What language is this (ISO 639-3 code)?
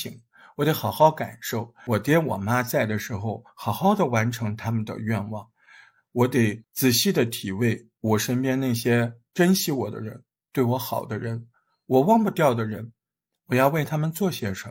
zho